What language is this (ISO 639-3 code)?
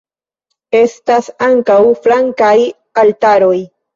epo